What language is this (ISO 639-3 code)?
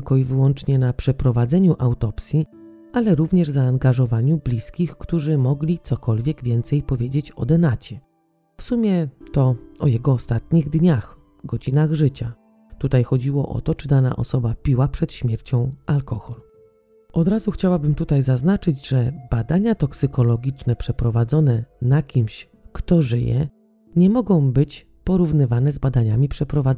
pol